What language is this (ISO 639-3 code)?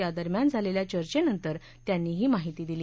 mar